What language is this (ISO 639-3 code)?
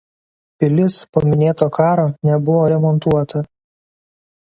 lit